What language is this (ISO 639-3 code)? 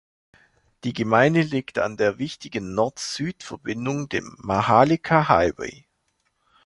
deu